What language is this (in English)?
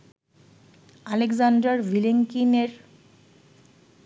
Bangla